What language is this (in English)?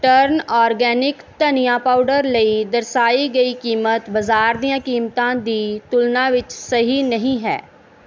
Punjabi